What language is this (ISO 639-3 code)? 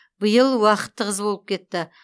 kaz